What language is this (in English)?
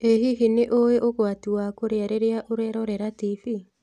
Kikuyu